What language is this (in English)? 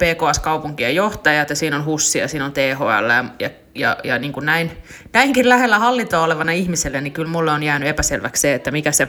Finnish